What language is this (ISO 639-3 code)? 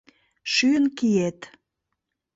chm